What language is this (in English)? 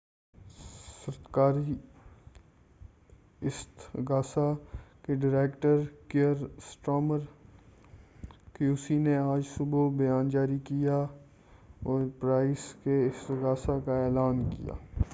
Urdu